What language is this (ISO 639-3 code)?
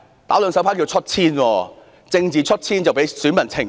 yue